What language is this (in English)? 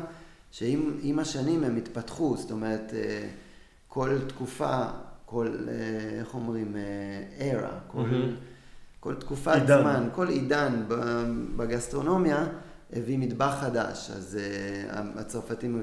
Hebrew